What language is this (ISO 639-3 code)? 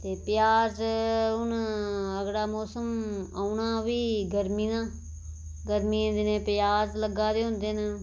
doi